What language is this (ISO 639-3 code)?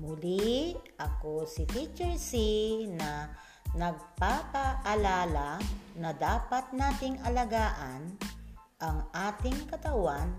fil